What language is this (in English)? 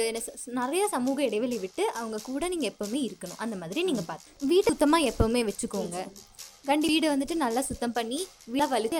Tamil